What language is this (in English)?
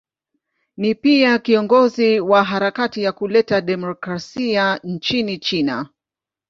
Swahili